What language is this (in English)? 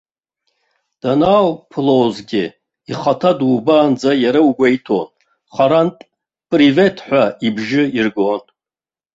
Abkhazian